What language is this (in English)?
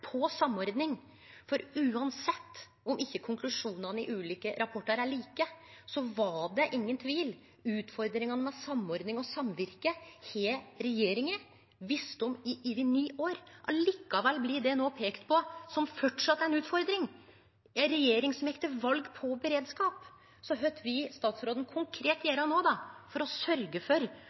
Norwegian Nynorsk